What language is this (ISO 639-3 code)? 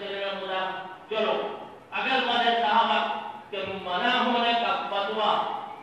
ara